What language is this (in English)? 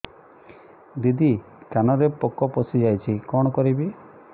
Odia